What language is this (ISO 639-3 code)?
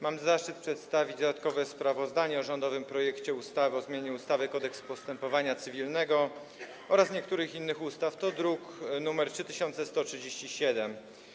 pol